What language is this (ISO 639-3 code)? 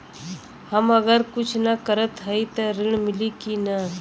bho